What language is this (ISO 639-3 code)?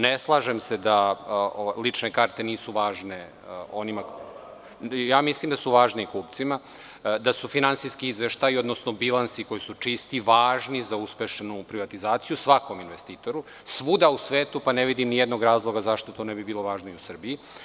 srp